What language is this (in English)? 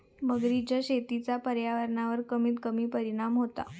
Marathi